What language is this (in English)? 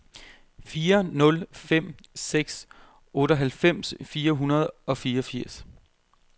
Danish